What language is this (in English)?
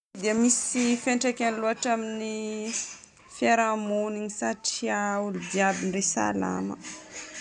Northern Betsimisaraka Malagasy